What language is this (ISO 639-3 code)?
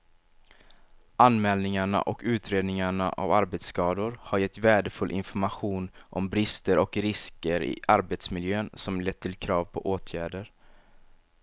swe